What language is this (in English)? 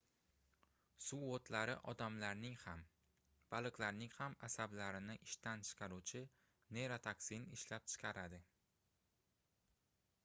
Uzbek